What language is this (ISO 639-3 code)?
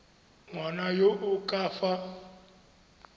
tsn